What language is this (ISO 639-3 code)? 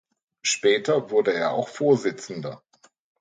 deu